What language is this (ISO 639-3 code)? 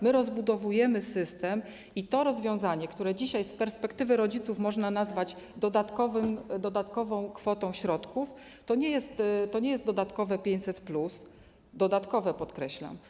pol